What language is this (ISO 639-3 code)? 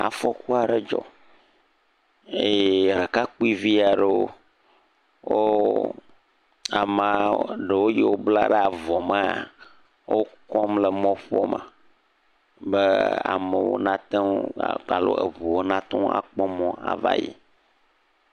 ewe